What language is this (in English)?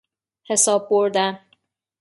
Persian